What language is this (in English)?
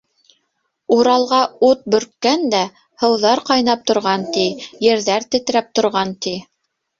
Bashkir